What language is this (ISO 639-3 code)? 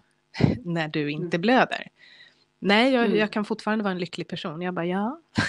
swe